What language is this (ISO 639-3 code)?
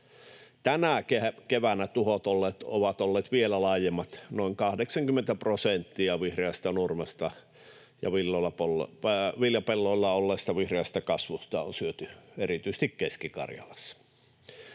fin